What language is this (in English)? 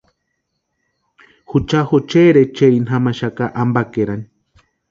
Western Highland Purepecha